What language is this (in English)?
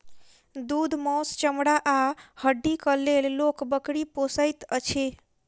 Maithili